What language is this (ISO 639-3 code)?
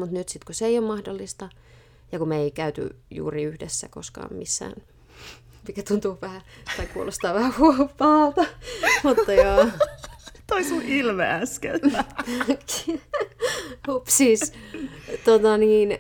fin